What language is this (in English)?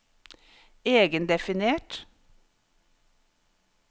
Norwegian